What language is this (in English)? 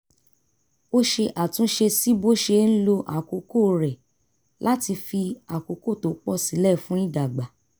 Yoruba